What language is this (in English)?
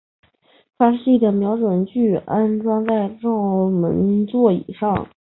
Chinese